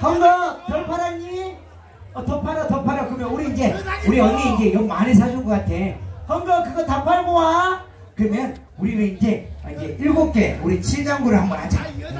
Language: Korean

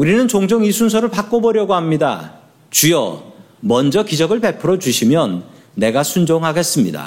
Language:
Korean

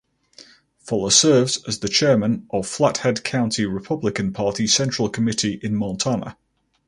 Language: English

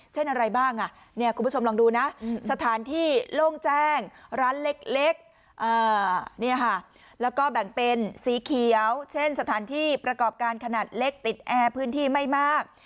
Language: Thai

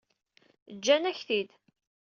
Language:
Kabyle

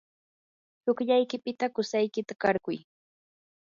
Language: Yanahuanca Pasco Quechua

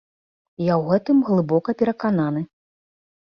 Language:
Belarusian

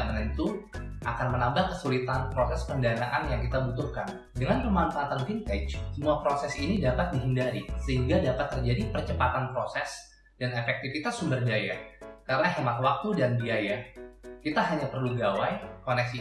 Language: Indonesian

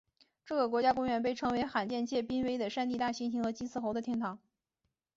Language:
Chinese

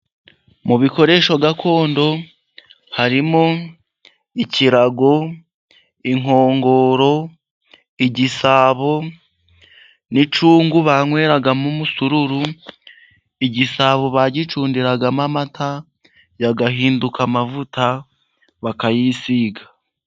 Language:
Kinyarwanda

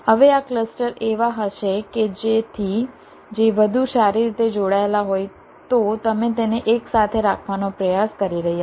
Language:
Gujarati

